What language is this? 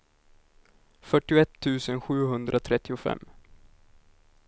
Swedish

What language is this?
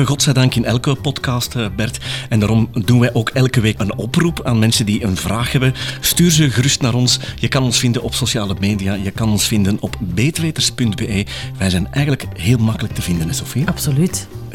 Dutch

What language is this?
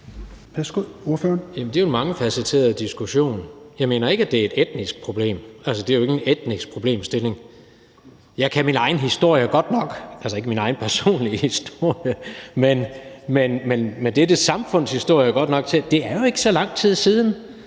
Danish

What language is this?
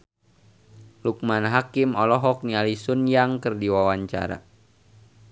Sundanese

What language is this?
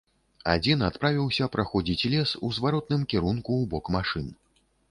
Belarusian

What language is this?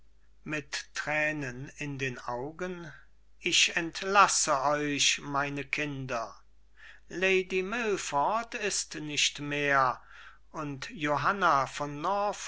German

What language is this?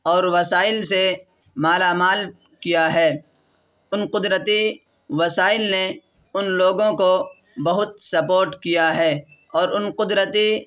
Urdu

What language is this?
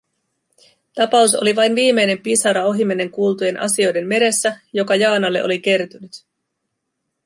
Finnish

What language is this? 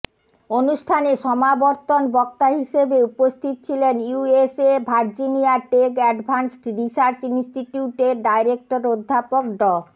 Bangla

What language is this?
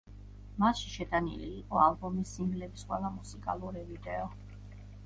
Georgian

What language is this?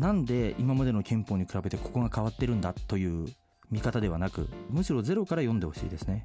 Japanese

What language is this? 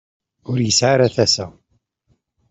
Kabyle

